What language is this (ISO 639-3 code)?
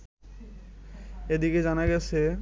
ben